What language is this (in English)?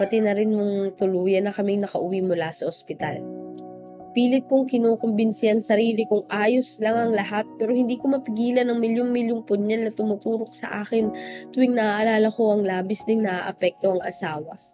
Filipino